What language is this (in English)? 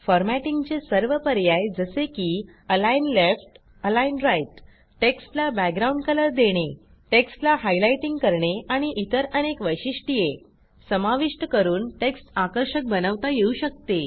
Marathi